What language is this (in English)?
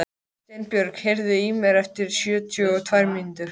Icelandic